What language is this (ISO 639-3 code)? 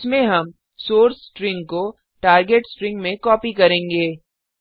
hin